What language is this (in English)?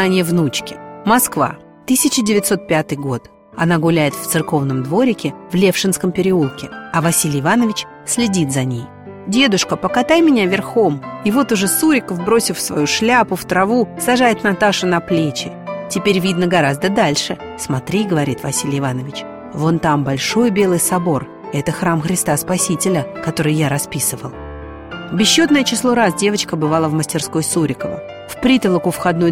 Russian